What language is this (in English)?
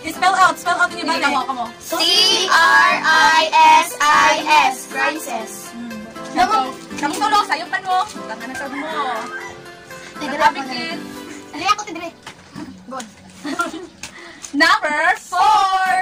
English